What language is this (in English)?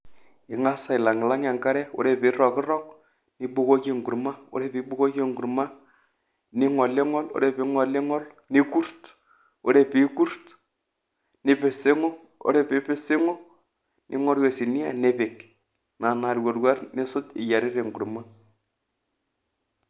Masai